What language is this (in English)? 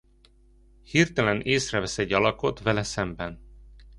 Hungarian